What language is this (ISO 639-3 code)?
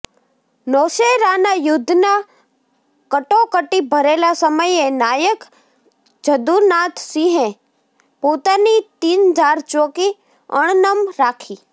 guj